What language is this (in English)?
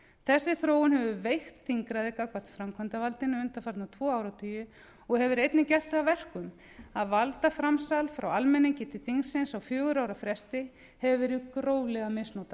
Icelandic